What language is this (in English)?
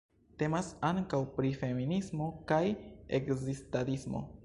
Esperanto